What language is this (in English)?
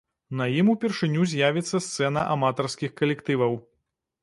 Belarusian